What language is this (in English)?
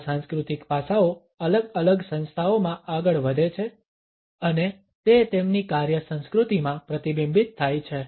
Gujarati